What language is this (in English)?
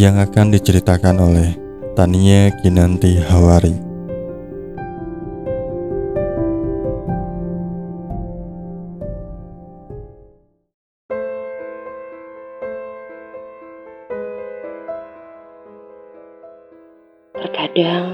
Indonesian